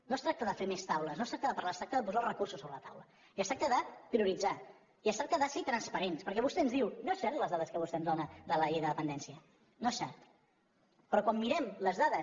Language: Catalan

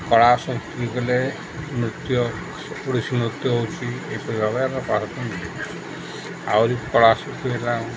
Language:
Odia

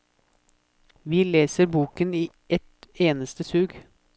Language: Norwegian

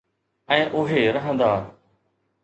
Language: Sindhi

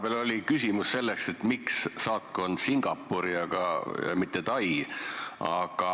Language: Estonian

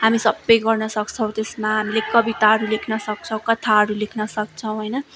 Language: Nepali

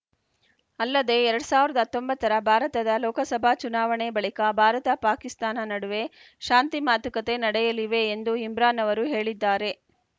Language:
Kannada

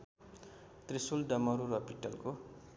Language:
Nepali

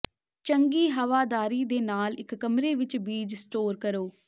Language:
Punjabi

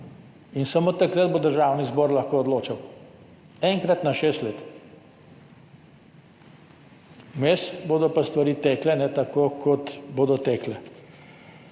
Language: Slovenian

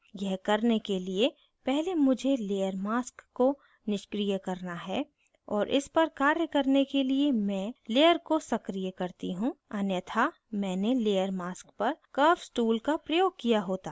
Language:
Hindi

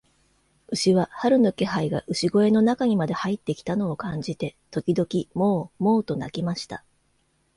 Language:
Japanese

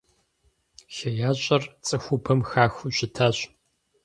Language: Kabardian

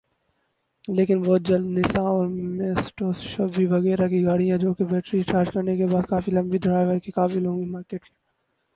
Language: Urdu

